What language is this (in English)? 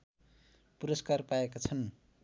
Nepali